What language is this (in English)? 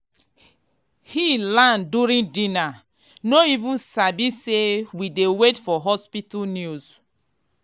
Nigerian Pidgin